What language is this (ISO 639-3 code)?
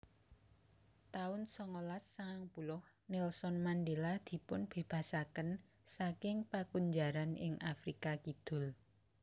jav